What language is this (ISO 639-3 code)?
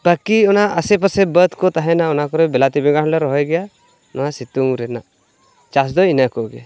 sat